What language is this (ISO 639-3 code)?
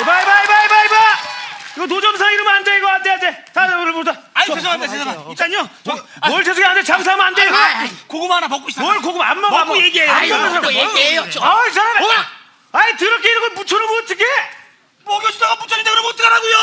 kor